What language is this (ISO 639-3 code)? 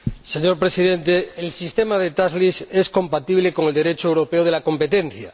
spa